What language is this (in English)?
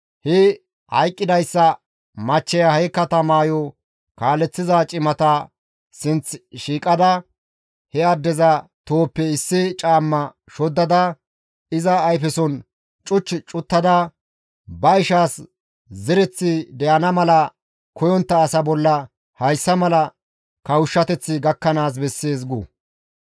Gamo